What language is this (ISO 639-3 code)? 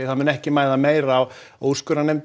isl